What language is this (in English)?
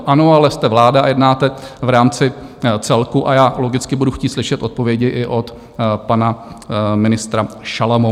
Czech